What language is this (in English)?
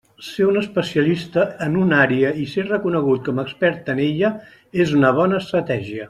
Catalan